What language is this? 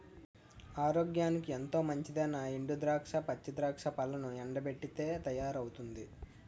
Telugu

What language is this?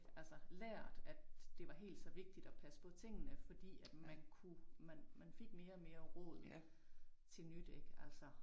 Danish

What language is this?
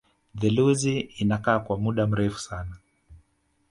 Swahili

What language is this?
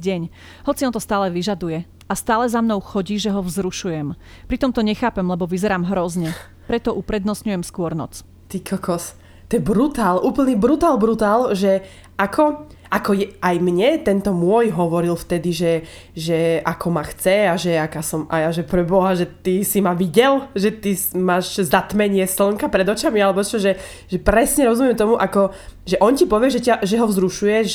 Slovak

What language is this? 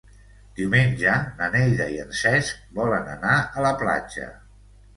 Catalan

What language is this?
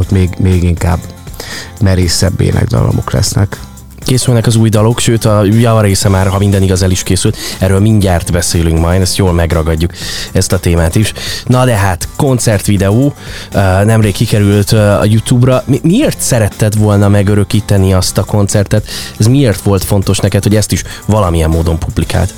Hungarian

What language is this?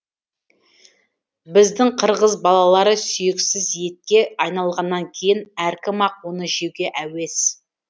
Kazakh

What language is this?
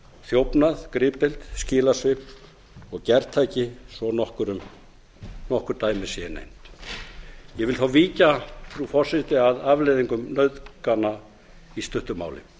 Icelandic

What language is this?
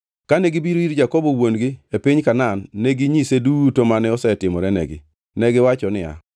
Luo (Kenya and Tanzania)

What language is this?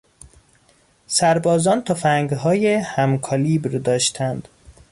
Persian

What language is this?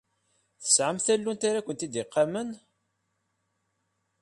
Kabyle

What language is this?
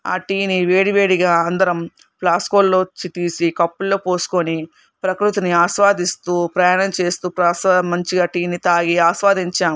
Telugu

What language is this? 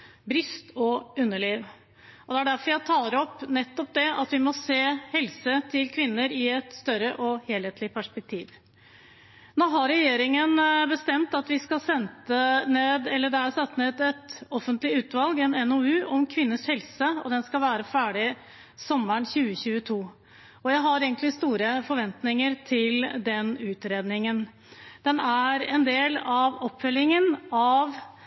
Norwegian Bokmål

